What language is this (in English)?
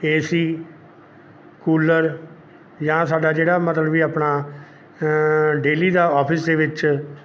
Punjabi